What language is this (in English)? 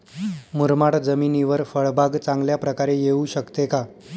Marathi